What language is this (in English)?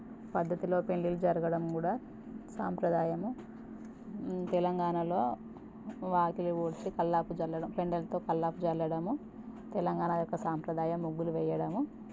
Telugu